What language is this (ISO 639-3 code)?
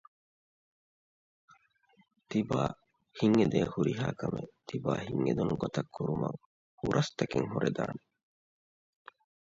div